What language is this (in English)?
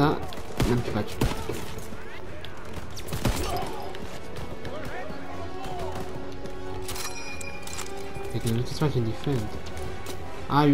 Romanian